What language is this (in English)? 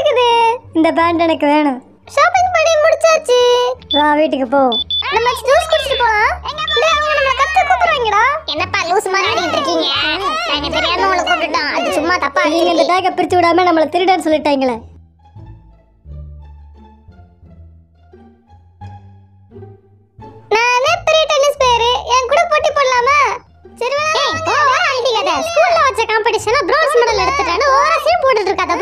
Turkish